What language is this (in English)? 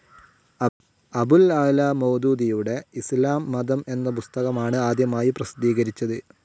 Malayalam